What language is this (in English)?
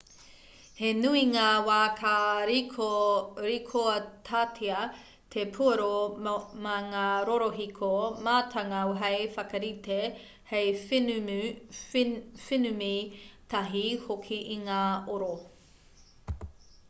Māori